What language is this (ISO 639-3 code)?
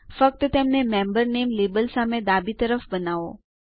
guj